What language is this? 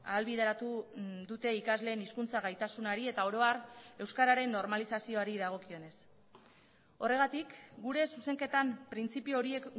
Basque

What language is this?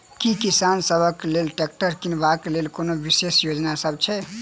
Maithili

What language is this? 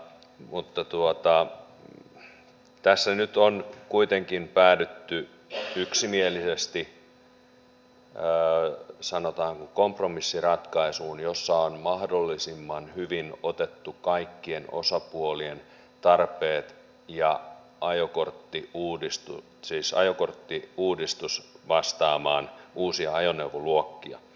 Finnish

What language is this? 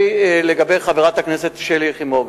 Hebrew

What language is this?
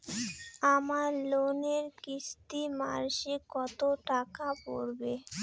Bangla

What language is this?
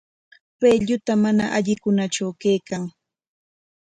Corongo Ancash Quechua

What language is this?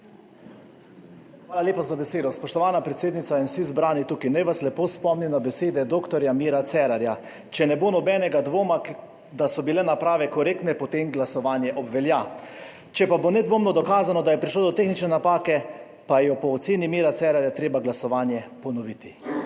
Slovenian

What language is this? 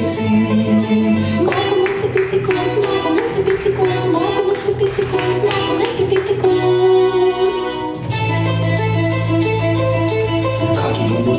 Polish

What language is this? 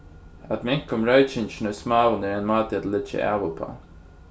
Faroese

